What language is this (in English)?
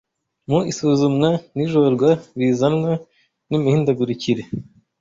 Kinyarwanda